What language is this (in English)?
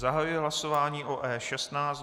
Czech